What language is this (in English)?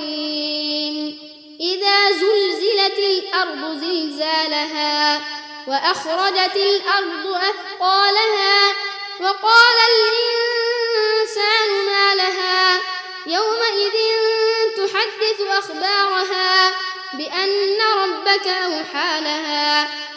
Arabic